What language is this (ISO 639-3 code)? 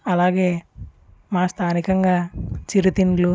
tel